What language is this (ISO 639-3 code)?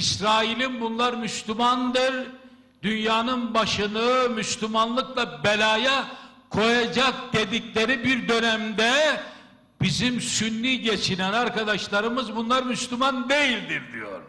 tur